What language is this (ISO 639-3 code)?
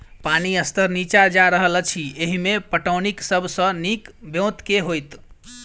mai